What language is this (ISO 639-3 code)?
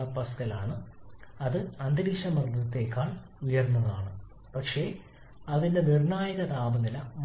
mal